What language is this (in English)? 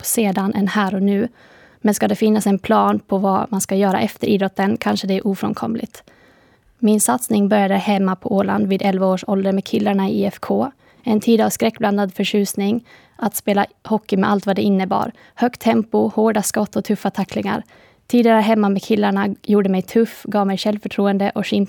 Swedish